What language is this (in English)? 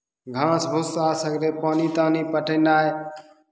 Maithili